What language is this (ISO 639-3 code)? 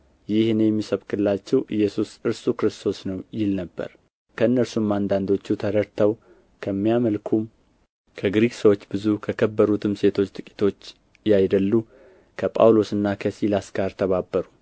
amh